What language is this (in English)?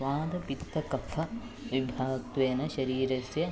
Sanskrit